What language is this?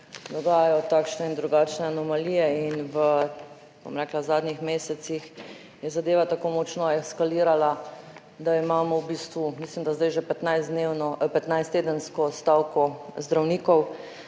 Slovenian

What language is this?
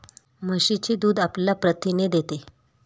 Marathi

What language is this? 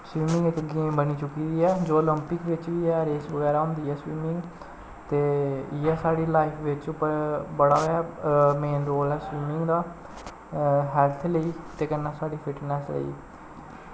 Dogri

